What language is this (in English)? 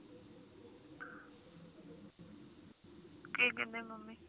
Punjabi